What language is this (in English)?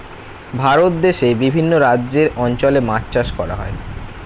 Bangla